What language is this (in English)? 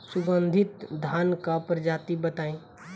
Bhojpuri